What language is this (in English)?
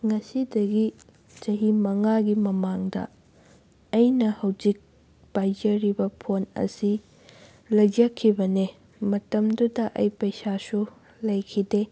Manipuri